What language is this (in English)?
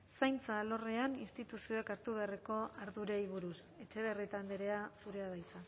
Basque